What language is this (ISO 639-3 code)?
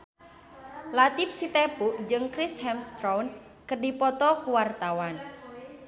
sun